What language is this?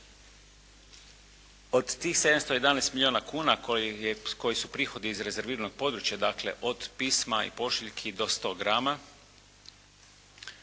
Croatian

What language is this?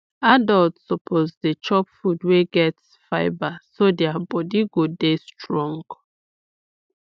Nigerian Pidgin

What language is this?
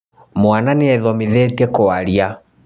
Kikuyu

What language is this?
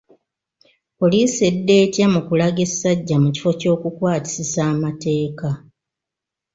Ganda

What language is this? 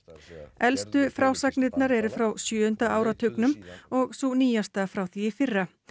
Icelandic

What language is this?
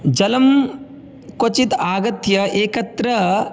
Sanskrit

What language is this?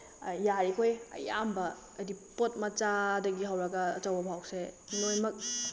Manipuri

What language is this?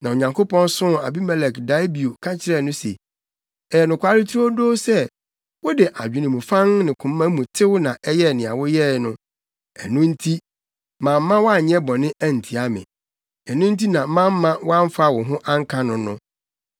Akan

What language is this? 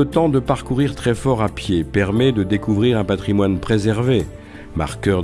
French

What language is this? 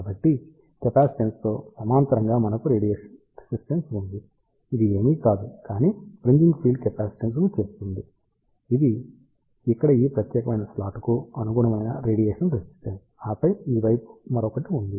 Telugu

